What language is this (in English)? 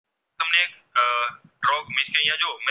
Gujarati